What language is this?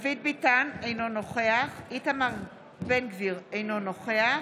Hebrew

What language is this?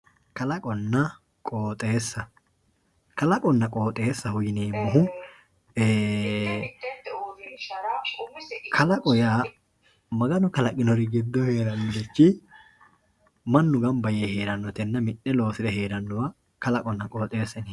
Sidamo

